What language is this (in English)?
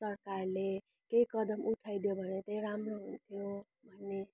Nepali